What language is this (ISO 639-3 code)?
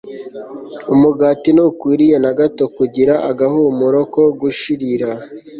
kin